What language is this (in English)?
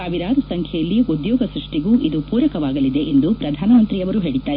Kannada